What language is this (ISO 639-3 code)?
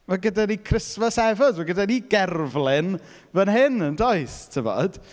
cym